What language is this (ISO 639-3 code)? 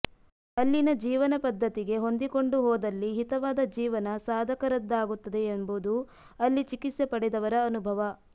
kan